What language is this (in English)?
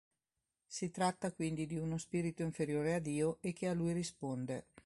Italian